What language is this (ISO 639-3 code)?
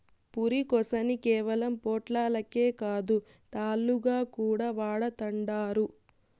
tel